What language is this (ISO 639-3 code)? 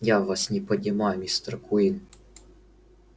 rus